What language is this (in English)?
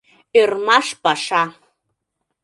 Mari